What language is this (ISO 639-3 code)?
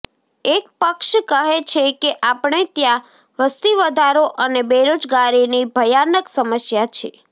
guj